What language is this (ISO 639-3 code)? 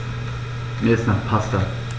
deu